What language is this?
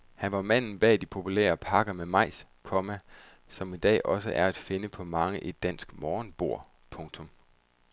Danish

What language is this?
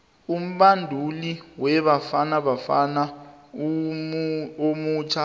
South Ndebele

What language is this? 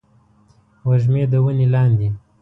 Pashto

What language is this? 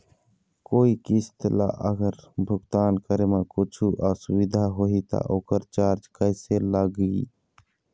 Chhattisgarhi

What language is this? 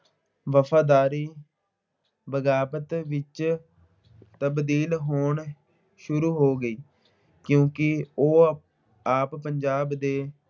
Punjabi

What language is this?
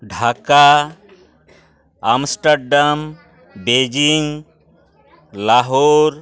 Santali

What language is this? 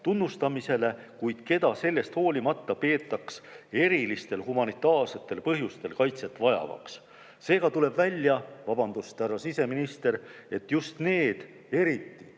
Estonian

